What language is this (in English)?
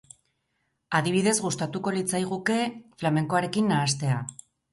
Basque